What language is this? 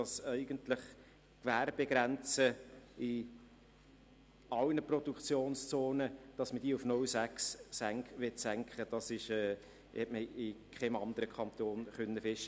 Swiss German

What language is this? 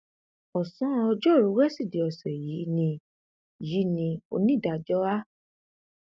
Yoruba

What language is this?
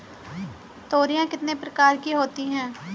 Hindi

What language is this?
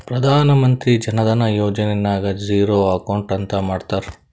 Kannada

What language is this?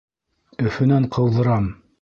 Bashkir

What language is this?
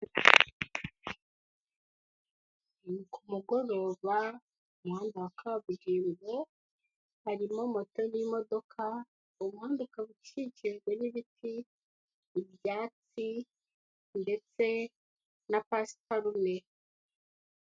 Kinyarwanda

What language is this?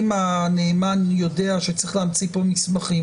Hebrew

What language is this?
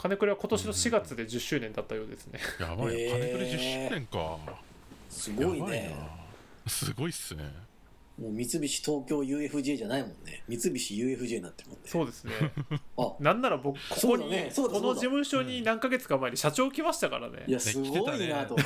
Japanese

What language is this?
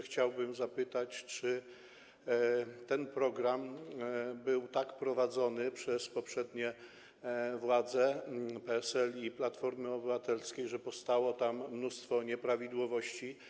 Polish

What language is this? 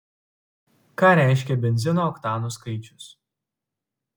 Lithuanian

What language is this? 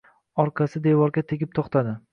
Uzbek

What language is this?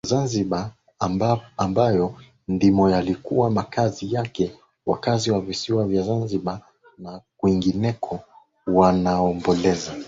Swahili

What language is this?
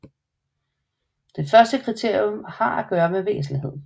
Danish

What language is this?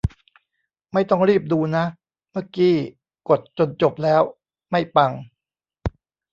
Thai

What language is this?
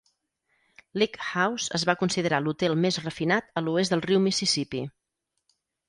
Catalan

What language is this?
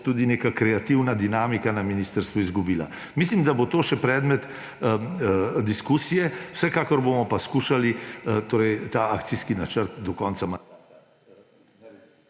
Slovenian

